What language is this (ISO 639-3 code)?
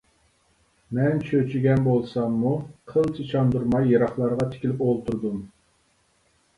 uig